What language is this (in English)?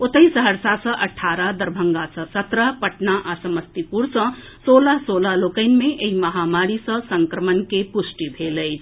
Maithili